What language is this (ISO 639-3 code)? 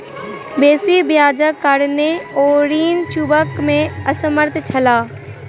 mai